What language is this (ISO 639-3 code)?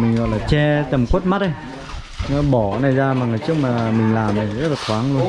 vie